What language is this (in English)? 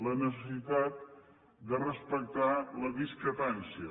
Catalan